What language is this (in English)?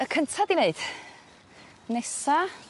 Welsh